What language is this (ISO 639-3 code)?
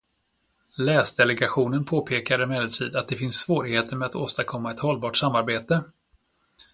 swe